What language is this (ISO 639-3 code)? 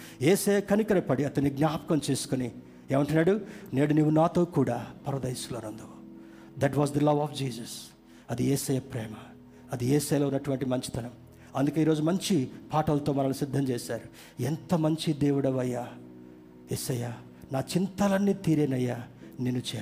tel